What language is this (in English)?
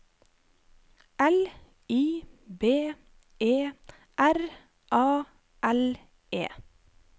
Norwegian